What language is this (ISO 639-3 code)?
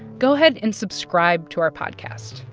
eng